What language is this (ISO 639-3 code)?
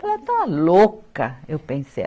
por